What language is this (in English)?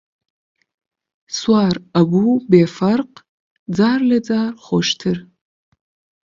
Central Kurdish